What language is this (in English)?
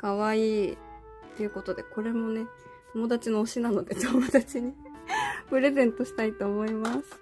Japanese